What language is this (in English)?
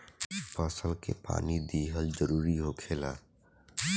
Bhojpuri